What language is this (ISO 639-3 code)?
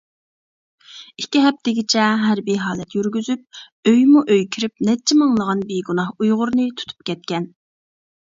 uig